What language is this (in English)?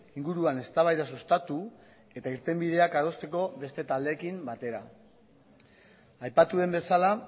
Basque